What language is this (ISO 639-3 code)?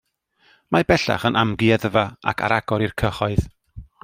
cym